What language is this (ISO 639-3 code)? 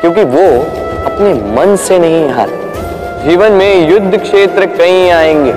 hin